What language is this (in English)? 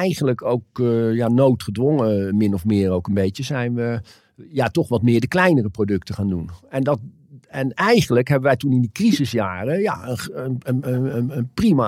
Dutch